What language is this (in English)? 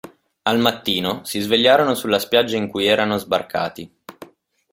Italian